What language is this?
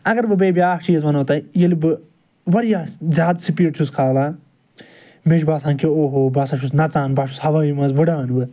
Kashmiri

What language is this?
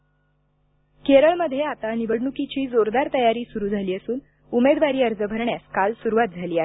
Marathi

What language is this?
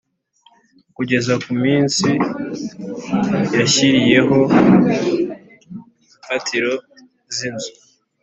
Kinyarwanda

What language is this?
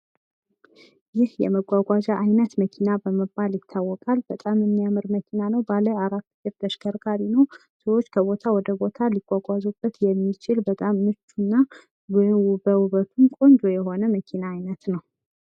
Amharic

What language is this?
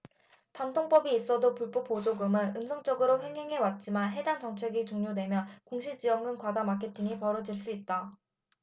Korean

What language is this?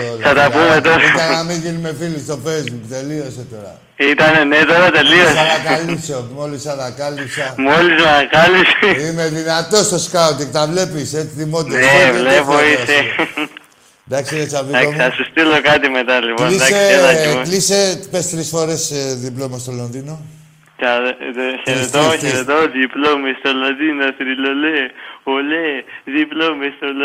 Greek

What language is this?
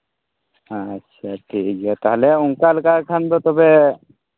Santali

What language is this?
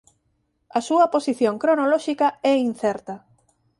Galician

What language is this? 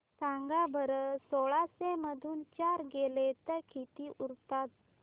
Marathi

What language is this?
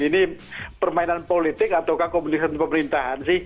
Indonesian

